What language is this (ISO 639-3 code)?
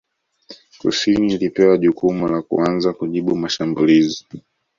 swa